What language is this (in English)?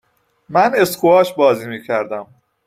Persian